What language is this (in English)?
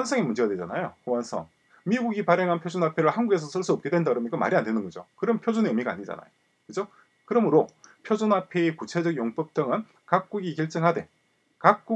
Korean